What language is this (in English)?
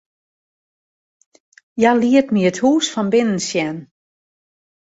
Western Frisian